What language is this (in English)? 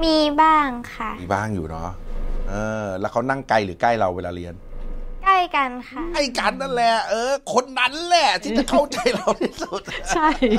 Thai